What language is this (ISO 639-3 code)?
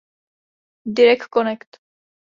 ces